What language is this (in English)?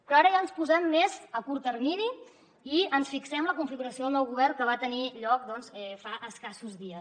Catalan